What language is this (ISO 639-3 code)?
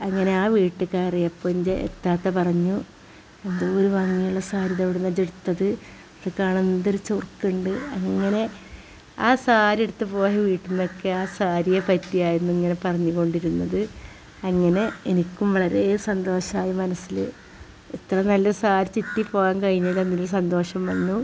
mal